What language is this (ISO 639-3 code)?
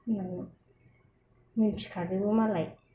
brx